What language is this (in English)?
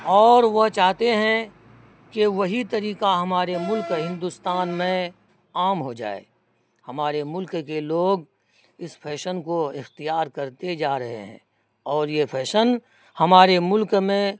Urdu